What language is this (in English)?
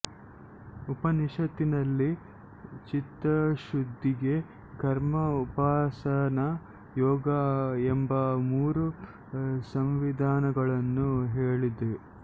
Kannada